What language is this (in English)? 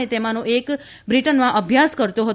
Gujarati